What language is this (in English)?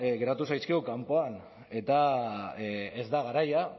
Basque